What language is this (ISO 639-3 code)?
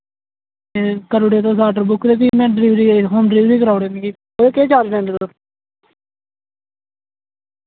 doi